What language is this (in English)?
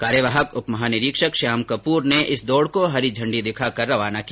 Hindi